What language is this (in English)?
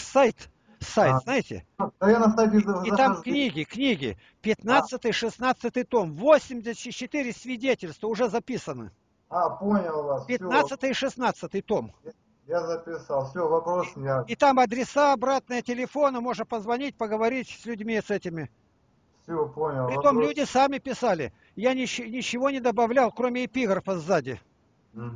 Russian